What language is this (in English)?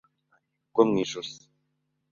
Kinyarwanda